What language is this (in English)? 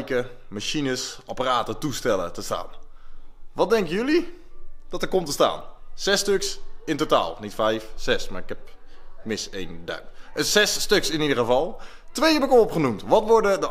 Dutch